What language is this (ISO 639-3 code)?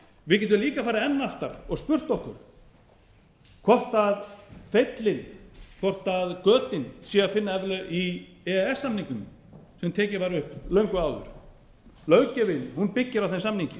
isl